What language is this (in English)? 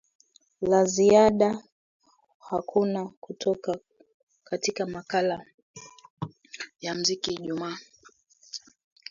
Swahili